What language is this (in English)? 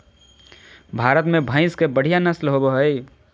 Magahi